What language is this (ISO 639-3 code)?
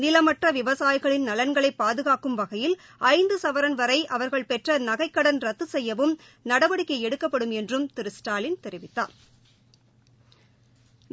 tam